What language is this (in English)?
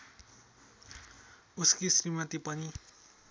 Nepali